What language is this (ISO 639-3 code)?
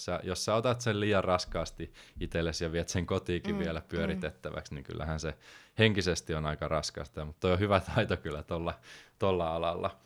fin